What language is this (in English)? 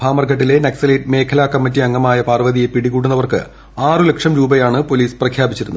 Malayalam